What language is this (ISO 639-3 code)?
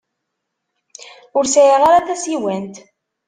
kab